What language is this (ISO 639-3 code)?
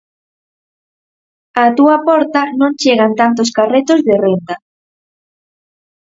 glg